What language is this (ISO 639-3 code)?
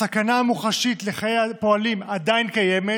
heb